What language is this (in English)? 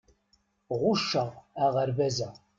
Kabyle